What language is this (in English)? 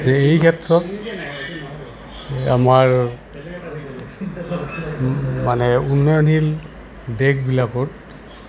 Assamese